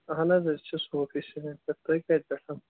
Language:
Kashmiri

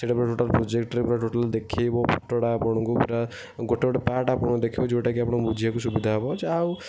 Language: Odia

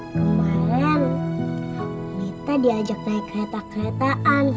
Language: Indonesian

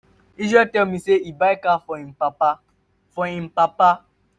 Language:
Nigerian Pidgin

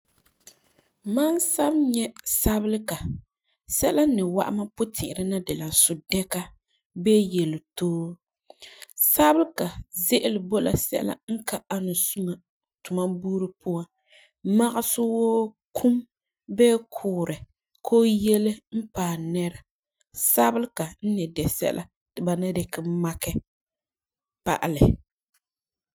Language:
Frafra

